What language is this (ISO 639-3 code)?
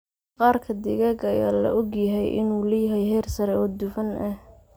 som